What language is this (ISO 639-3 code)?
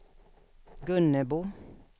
swe